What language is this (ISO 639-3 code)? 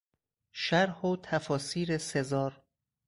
fas